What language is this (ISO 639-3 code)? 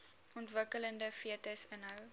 afr